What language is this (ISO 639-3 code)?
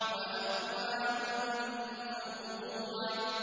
ara